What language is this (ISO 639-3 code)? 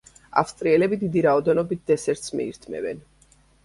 kat